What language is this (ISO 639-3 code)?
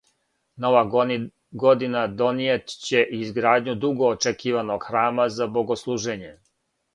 srp